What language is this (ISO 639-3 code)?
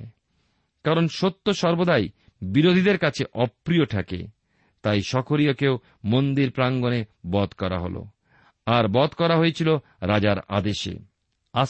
ben